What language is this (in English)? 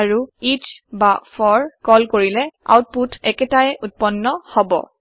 Assamese